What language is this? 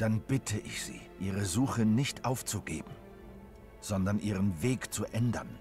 German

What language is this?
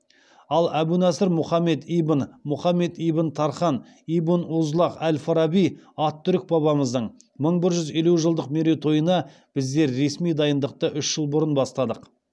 Kazakh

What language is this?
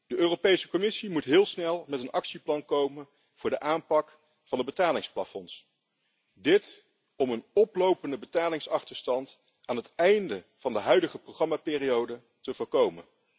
Dutch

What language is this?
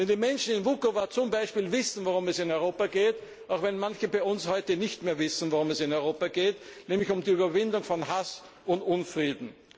German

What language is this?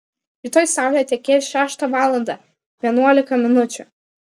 Lithuanian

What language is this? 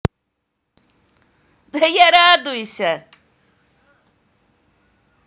Russian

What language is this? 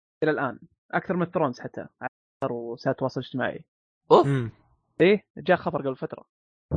Arabic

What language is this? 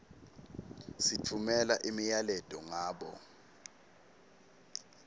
Swati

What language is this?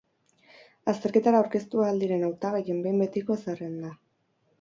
Basque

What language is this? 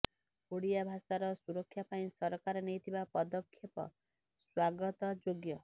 Odia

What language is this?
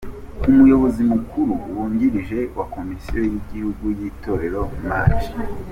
Kinyarwanda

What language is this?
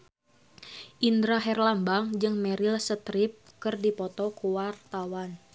Sundanese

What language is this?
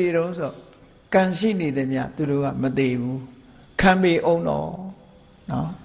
Vietnamese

